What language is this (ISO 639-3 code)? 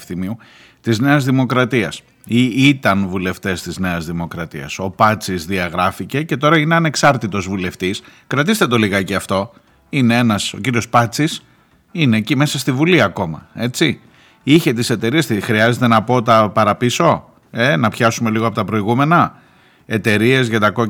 ell